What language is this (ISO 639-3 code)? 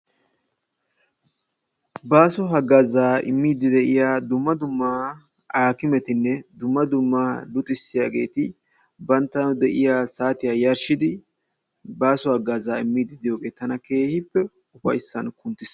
wal